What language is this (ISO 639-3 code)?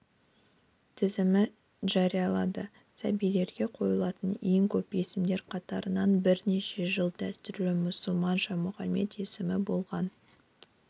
kaz